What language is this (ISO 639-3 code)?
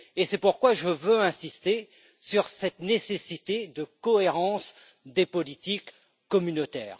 fra